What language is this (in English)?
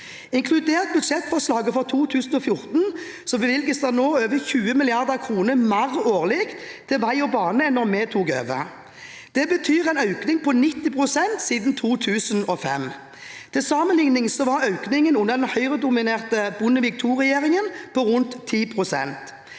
Norwegian